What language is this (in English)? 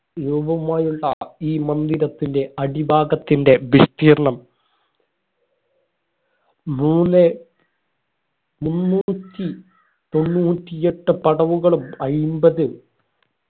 Malayalam